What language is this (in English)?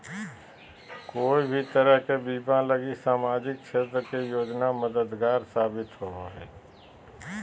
Magahi